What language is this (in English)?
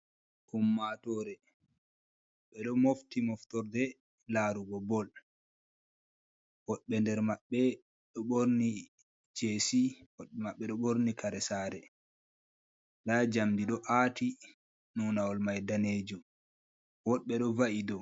Fula